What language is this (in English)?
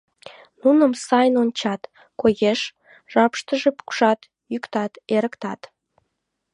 Mari